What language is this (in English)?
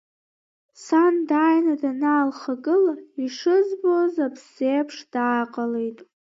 Abkhazian